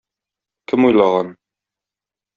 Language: Tatar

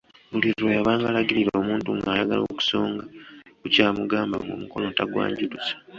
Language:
Ganda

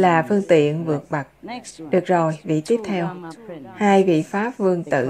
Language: Vietnamese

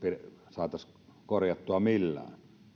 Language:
Finnish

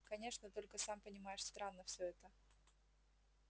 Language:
Russian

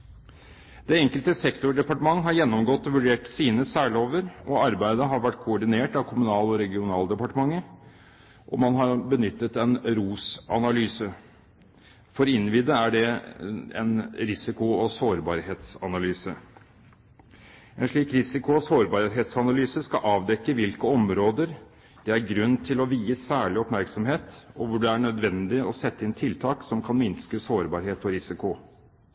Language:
Norwegian Bokmål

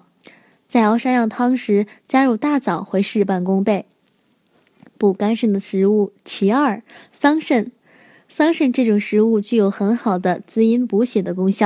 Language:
Chinese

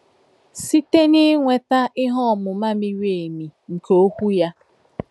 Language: Igbo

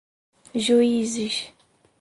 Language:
Portuguese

